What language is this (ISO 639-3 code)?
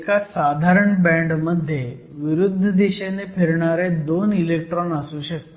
mar